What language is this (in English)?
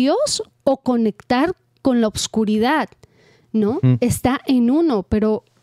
Spanish